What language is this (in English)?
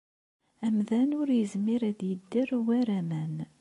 Kabyle